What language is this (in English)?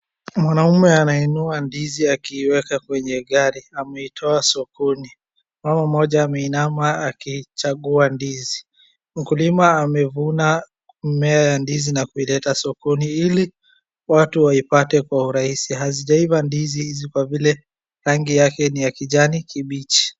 Swahili